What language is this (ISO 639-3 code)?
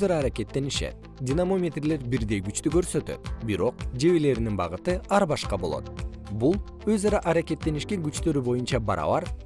kir